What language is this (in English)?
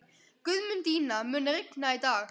Icelandic